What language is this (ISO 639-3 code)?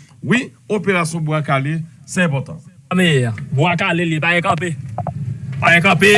fra